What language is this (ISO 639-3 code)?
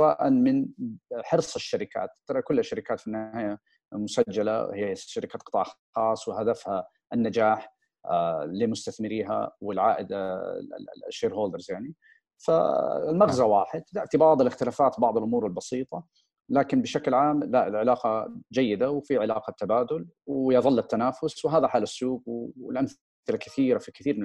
ara